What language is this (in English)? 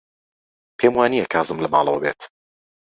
Central Kurdish